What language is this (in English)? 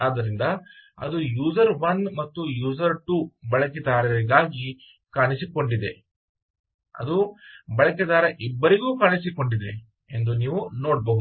Kannada